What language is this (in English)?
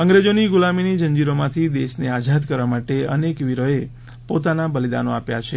Gujarati